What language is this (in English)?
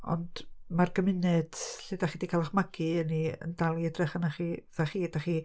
Welsh